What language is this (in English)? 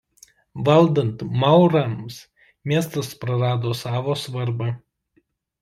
Lithuanian